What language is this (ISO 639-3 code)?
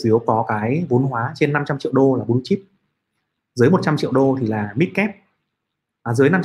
vie